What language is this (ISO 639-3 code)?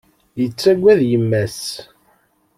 kab